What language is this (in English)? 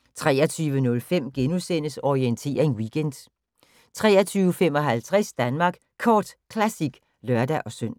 Danish